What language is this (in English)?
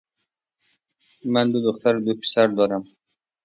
Persian